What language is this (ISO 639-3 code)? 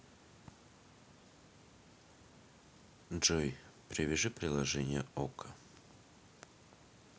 rus